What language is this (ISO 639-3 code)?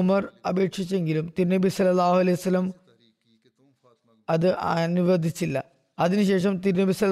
mal